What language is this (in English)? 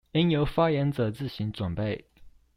Chinese